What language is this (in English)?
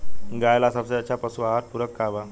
Bhojpuri